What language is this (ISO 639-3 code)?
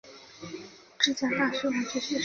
zho